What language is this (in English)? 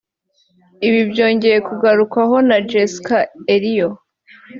Kinyarwanda